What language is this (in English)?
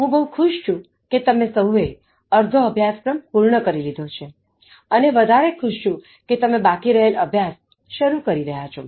Gujarati